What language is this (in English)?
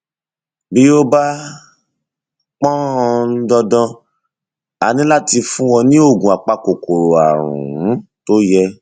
Yoruba